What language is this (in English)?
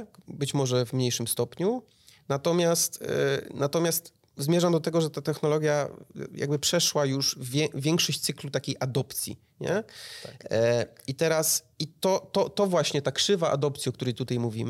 Polish